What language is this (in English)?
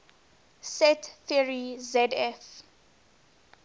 English